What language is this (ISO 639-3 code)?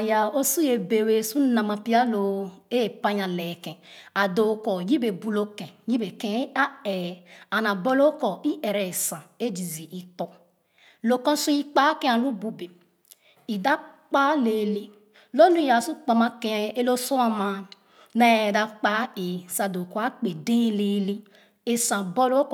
ogo